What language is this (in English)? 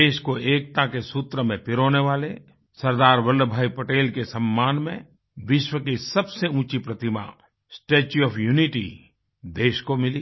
Hindi